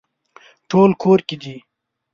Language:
Pashto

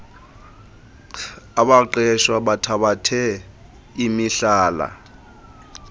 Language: Xhosa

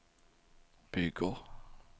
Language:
Swedish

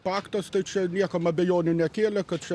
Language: Lithuanian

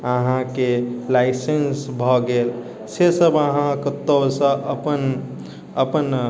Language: Maithili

